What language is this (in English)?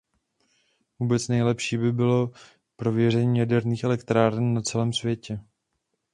Czech